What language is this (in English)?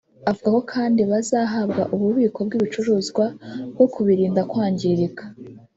Kinyarwanda